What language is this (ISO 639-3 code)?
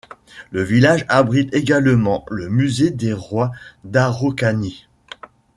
fra